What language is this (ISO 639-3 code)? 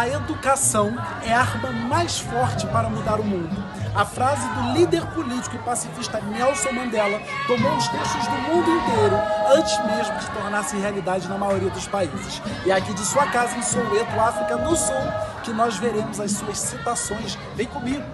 por